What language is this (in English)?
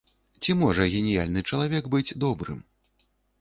Belarusian